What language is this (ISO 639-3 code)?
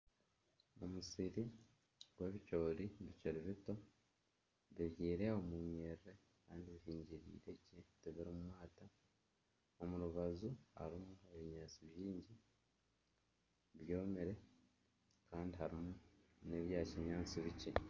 nyn